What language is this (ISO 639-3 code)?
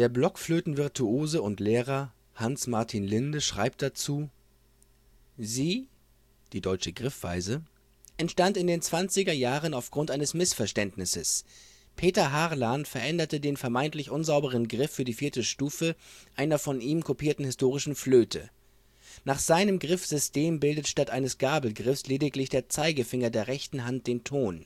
deu